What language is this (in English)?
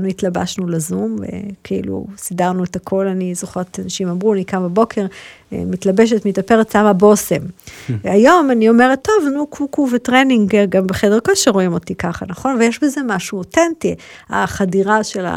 Hebrew